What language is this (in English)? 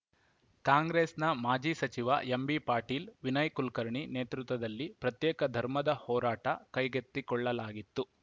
Kannada